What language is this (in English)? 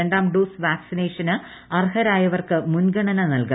Malayalam